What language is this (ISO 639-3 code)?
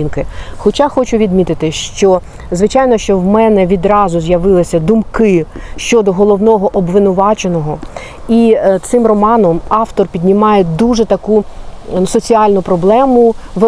ukr